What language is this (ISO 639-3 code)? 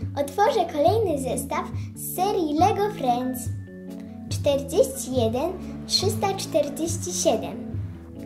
pol